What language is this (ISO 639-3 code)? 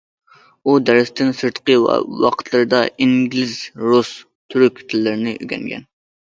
uig